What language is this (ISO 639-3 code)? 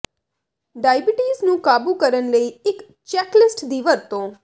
pan